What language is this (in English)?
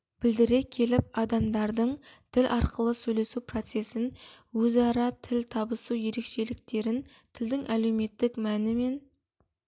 Kazakh